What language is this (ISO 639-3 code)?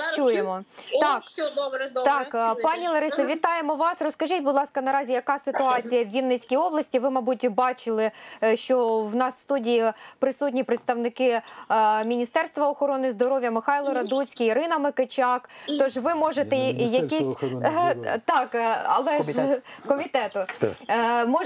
ukr